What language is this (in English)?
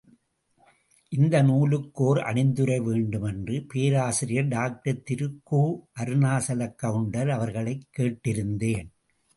Tamil